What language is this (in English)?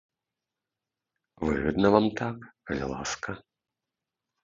Belarusian